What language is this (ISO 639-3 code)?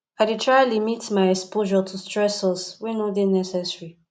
pcm